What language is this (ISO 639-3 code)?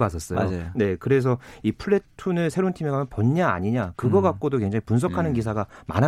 kor